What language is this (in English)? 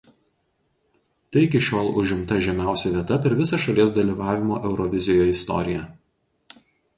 Lithuanian